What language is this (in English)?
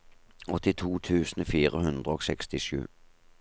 Norwegian